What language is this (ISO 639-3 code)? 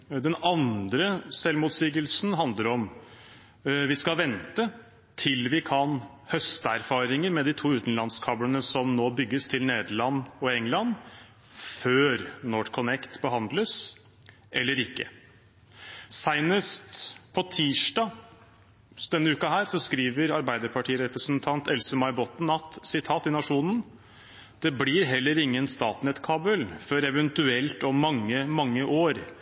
nob